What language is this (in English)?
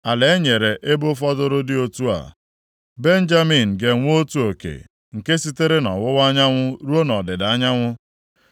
Igbo